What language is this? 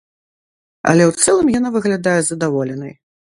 Belarusian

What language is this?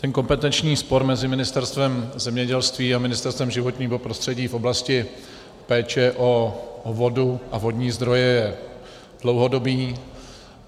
Czech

